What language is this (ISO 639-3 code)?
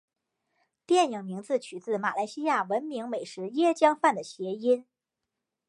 zho